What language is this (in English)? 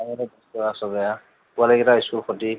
Assamese